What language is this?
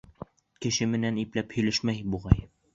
Bashkir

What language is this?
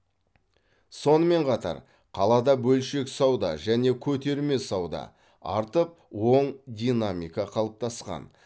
Kazakh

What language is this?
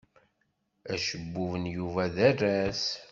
Kabyle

